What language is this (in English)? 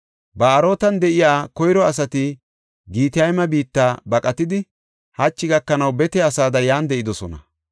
Gofa